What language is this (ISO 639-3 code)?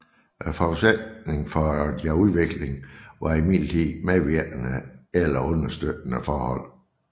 dan